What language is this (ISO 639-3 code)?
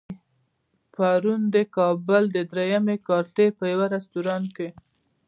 pus